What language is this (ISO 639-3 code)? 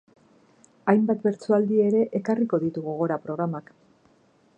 eus